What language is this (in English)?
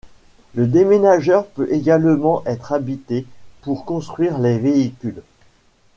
French